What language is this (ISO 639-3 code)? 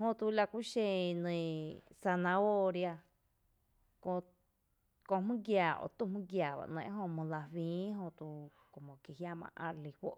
cte